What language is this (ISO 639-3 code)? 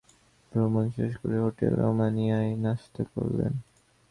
ben